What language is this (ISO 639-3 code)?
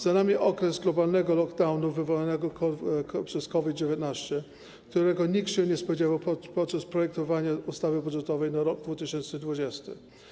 pol